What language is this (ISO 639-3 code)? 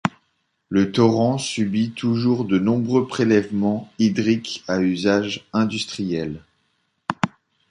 fra